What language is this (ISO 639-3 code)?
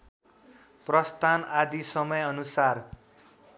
nep